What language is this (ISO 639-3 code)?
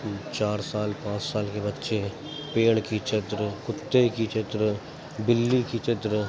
urd